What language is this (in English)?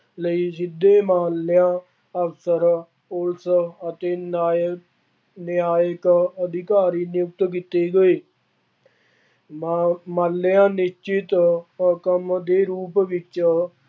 Punjabi